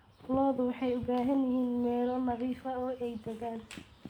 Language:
Somali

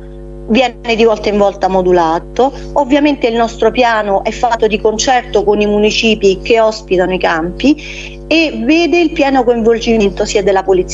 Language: Italian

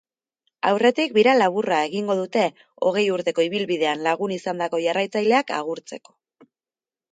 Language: Basque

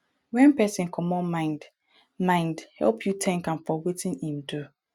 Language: Nigerian Pidgin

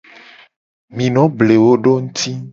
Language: Gen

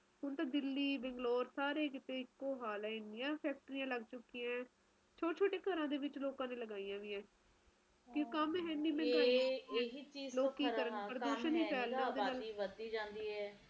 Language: Punjabi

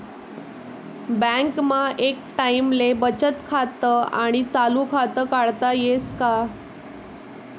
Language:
Marathi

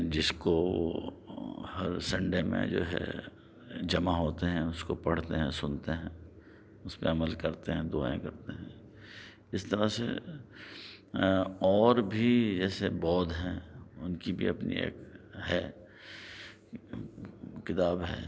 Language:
Urdu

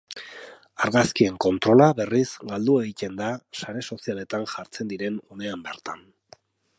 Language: Basque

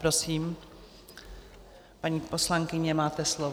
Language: Czech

